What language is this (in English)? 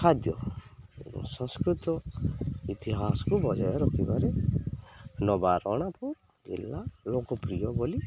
Odia